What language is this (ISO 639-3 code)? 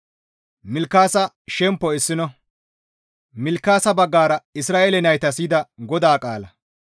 gmv